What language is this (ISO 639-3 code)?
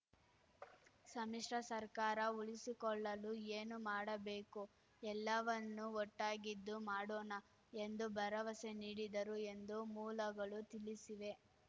kan